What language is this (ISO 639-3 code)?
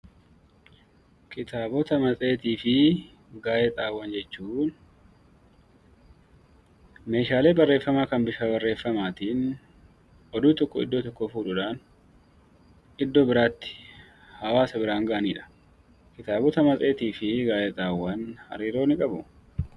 orm